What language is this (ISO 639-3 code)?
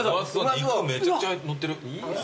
jpn